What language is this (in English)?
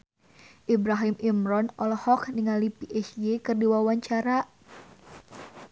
Sundanese